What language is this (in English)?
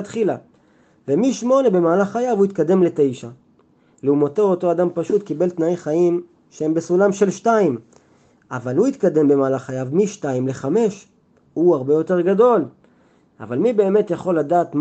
Hebrew